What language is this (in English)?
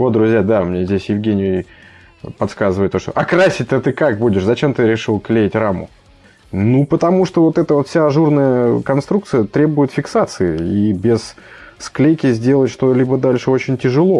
Russian